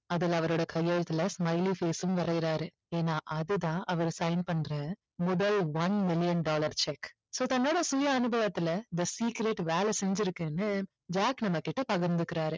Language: Tamil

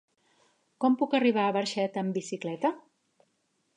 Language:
Catalan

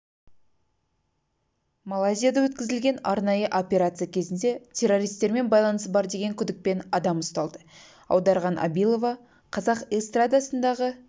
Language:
Kazakh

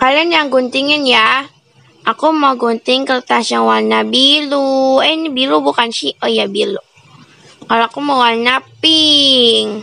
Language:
Indonesian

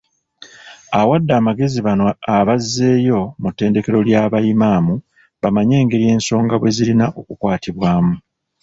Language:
Ganda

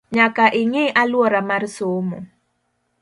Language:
Luo (Kenya and Tanzania)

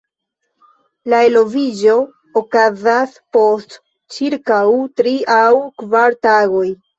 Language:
Esperanto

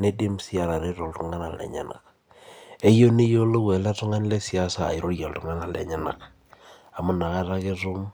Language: Masai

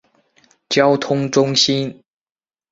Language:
Chinese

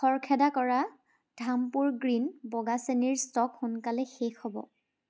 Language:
Assamese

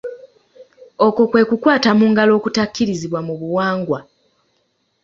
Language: Ganda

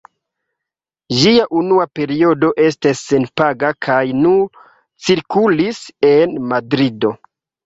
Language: Esperanto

